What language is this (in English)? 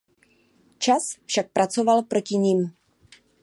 Czech